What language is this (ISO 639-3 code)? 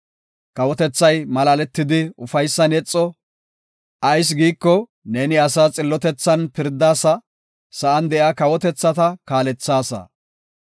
gof